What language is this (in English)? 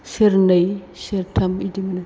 Bodo